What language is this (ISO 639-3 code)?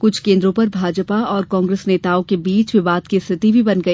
hin